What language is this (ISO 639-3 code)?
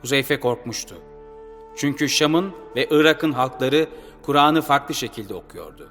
tur